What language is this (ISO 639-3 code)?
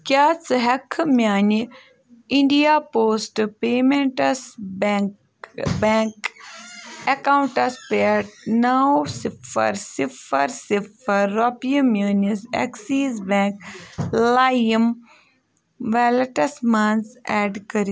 kas